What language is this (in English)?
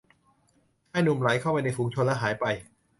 Thai